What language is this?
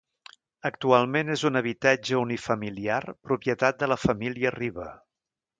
Catalan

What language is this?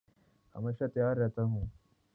Urdu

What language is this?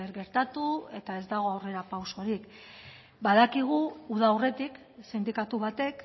Basque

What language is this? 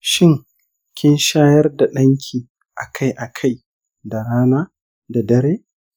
Hausa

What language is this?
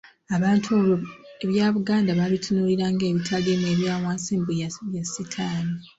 Ganda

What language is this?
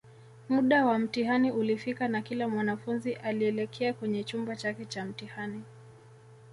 Swahili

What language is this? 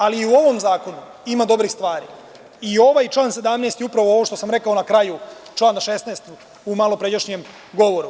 Serbian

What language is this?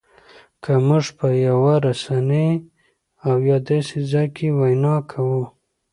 Pashto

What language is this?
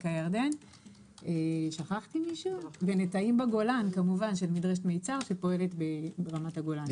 Hebrew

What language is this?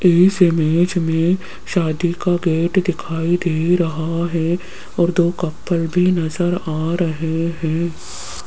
Hindi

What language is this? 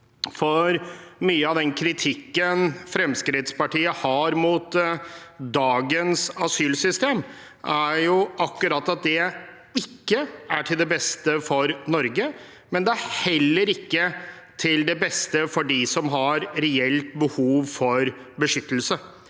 Norwegian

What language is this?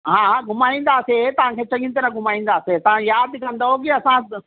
Sindhi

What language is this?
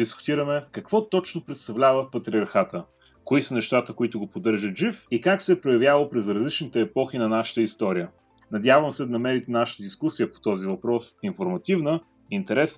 Bulgarian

